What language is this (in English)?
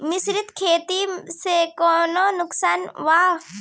Bhojpuri